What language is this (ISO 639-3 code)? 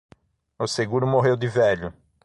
por